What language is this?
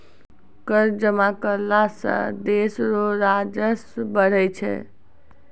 Maithili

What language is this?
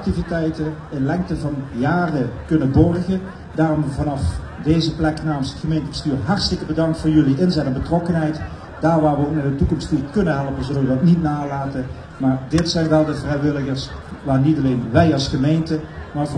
Dutch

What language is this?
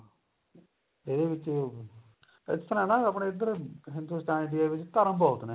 Punjabi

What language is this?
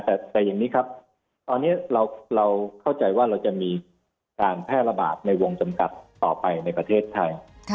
Thai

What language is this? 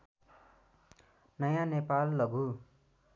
Nepali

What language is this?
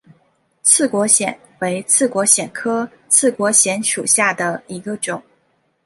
Chinese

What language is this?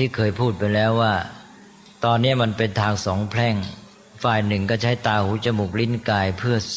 Thai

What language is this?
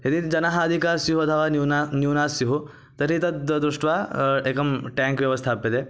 Sanskrit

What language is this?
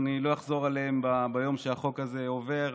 Hebrew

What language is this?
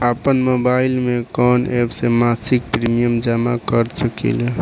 Bhojpuri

